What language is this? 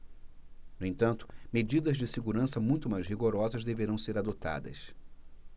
Portuguese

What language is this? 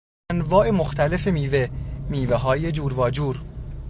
Persian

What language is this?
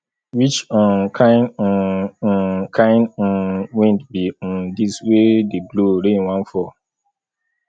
Nigerian Pidgin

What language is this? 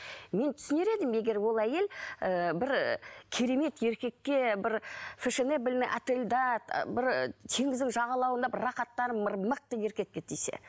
Kazakh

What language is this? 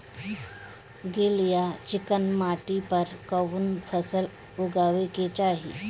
Bhojpuri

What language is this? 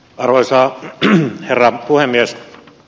Finnish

